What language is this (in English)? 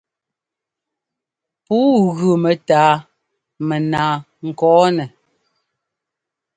Ngomba